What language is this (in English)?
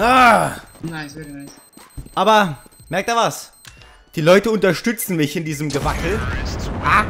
German